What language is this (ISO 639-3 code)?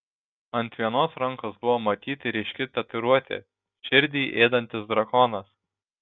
lit